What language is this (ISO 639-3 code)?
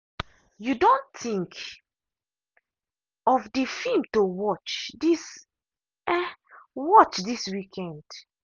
pcm